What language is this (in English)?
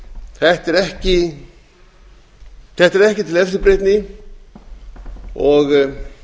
Icelandic